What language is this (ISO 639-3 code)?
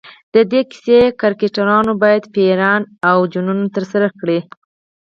pus